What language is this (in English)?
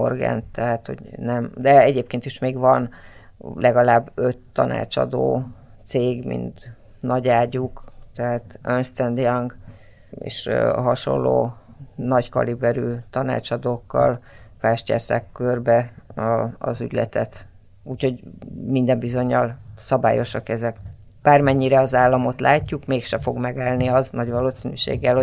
Hungarian